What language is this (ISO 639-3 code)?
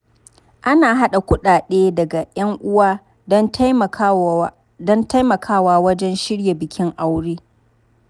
hau